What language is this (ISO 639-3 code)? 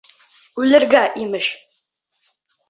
bak